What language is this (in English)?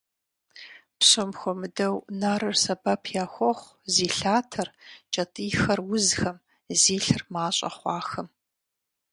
Kabardian